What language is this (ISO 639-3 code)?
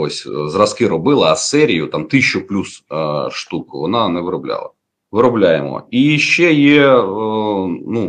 ukr